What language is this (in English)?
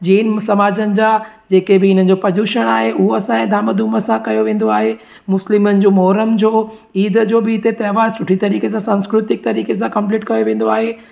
Sindhi